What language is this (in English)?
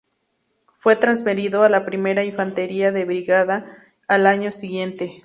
Spanish